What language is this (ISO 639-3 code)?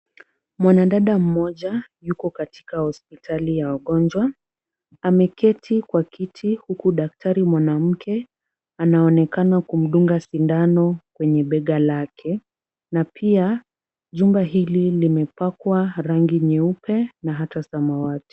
swa